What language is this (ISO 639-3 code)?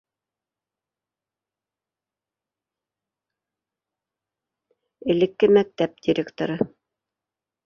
bak